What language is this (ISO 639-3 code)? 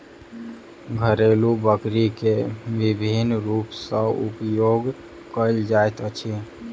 mai